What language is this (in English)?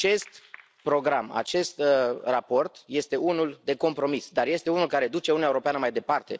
Romanian